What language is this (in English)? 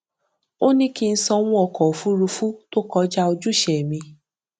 Yoruba